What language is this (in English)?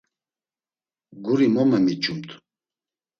Laz